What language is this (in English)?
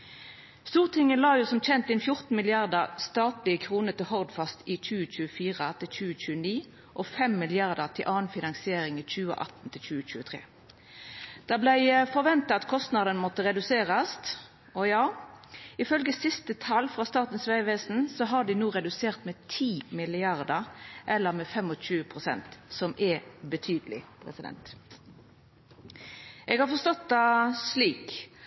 Norwegian Nynorsk